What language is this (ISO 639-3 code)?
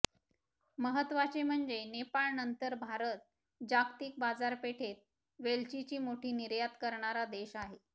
mar